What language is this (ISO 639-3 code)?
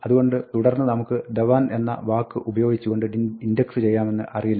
mal